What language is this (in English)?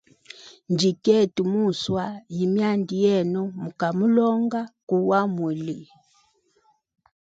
Hemba